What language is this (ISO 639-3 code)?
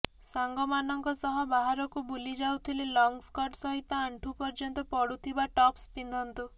ori